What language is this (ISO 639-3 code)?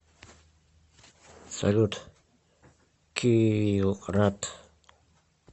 rus